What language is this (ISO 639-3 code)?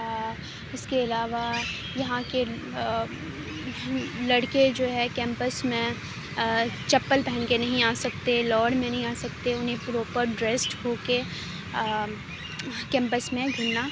urd